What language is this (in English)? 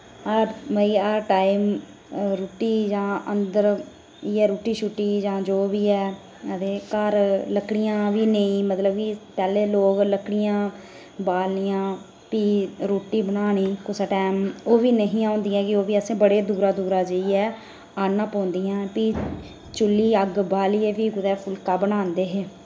Dogri